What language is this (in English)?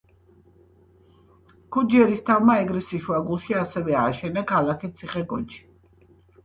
Georgian